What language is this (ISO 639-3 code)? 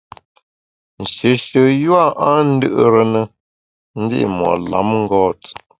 bax